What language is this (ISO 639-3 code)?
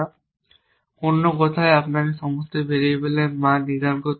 ben